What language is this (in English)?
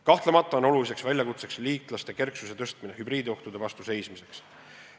Estonian